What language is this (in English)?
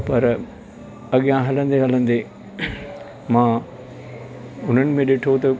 Sindhi